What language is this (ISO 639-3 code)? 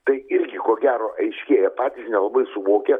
lit